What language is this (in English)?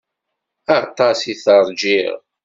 Kabyle